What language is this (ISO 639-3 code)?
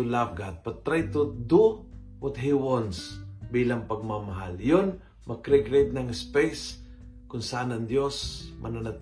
fil